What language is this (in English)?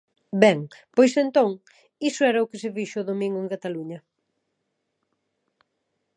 Galician